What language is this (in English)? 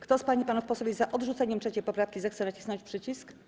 Polish